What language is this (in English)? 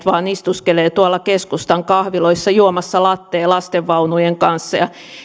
Finnish